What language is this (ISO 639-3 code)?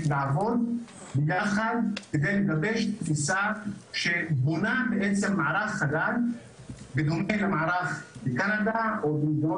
heb